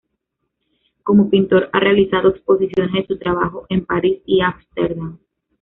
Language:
Spanish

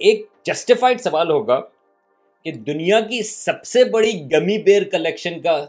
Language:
Urdu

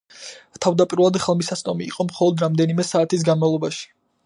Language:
Georgian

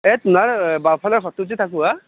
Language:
Assamese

